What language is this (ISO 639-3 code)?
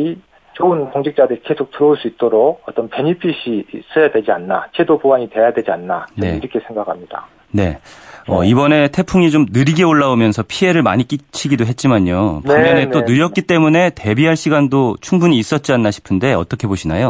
kor